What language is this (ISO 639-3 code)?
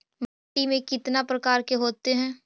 mag